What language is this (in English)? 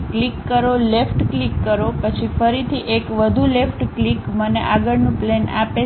Gujarati